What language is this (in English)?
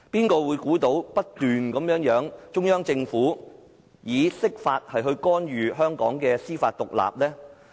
Cantonese